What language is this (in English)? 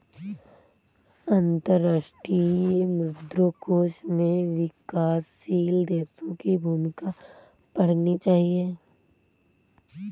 Hindi